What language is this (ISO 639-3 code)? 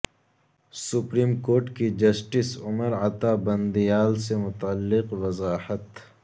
urd